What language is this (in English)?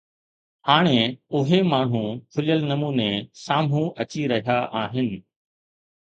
Sindhi